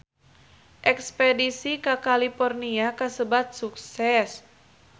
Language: Sundanese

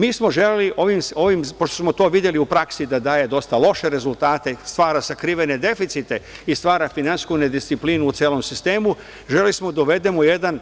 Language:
Serbian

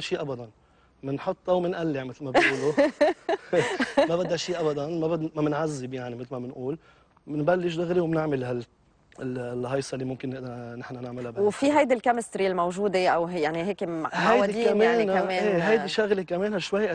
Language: Arabic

